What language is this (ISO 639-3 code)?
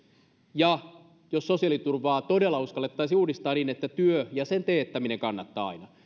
fin